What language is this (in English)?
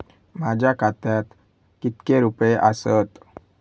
Marathi